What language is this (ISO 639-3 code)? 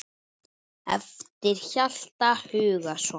isl